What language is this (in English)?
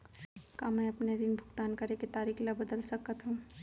Chhattisgarhi